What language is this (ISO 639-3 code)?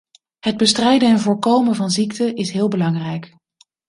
nld